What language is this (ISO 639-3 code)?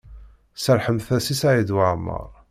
kab